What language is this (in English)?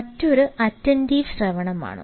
Malayalam